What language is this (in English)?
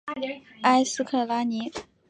Chinese